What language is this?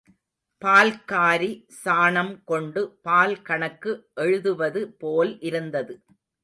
Tamil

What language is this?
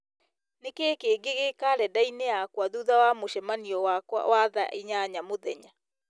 Kikuyu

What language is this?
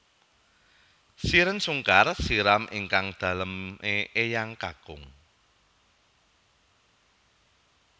Javanese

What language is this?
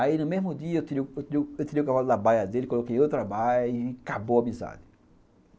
Portuguese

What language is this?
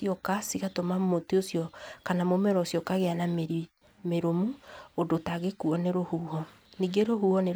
Kikuyu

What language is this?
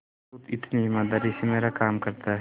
Hindi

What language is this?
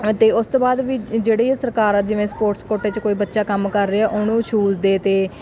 Punjabi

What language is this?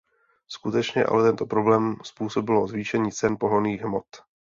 Czech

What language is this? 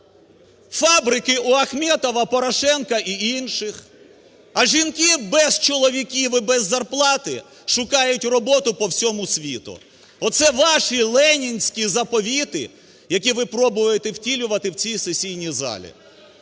Ukrainian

